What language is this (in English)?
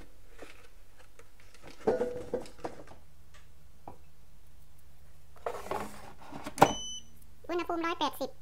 Thai